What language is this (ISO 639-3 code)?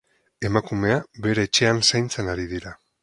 eus